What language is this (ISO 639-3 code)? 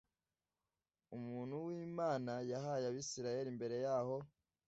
kin